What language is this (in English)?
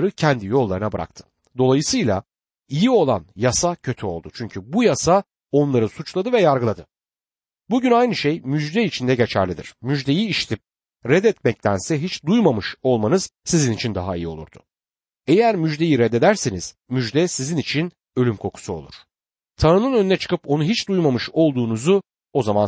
Turkish